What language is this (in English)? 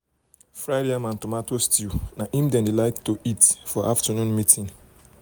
Nigerian Pidgin